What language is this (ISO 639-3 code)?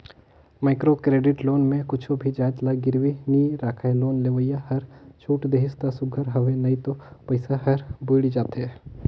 hne